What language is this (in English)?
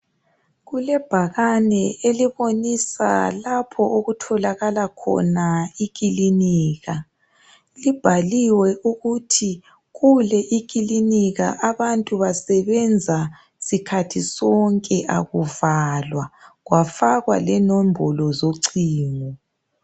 North Ndebele